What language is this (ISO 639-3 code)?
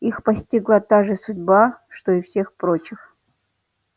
rus